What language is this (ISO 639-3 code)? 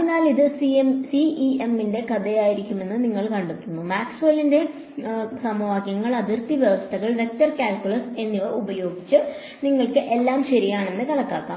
mal